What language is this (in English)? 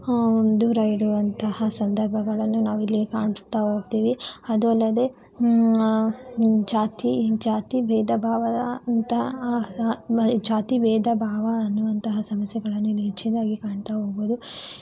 Kannada